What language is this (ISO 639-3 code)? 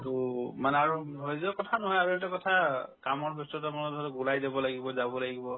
asm